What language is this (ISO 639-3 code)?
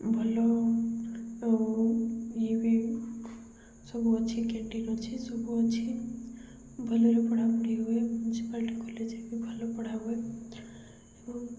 ori